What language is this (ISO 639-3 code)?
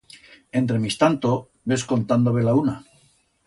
arg